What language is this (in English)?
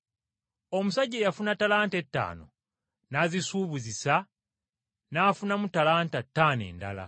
Ganda